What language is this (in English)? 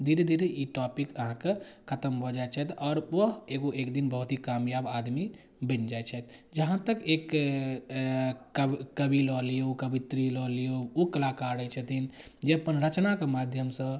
Maithili